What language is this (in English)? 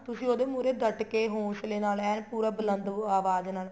Punjabi